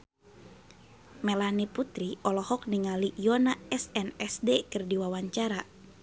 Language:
Sundanese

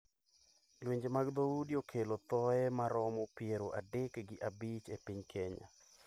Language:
Luo (Kenya and Tanzania)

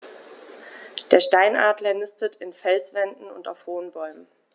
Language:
German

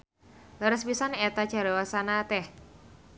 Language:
Sundanese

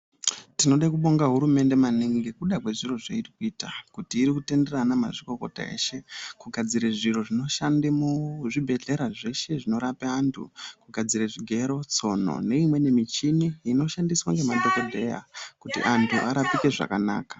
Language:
Ndau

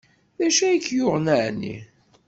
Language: Kabyle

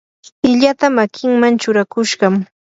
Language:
Yanahuanca Pasco Quechua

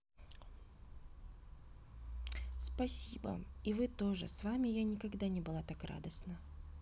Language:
Russian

